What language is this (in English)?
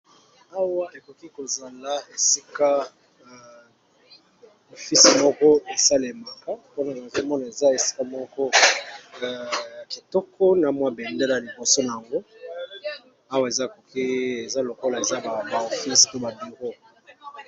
Lingala